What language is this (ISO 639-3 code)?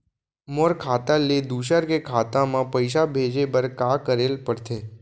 hne